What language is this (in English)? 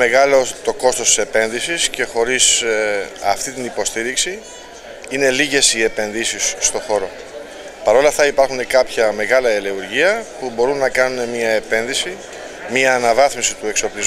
Greek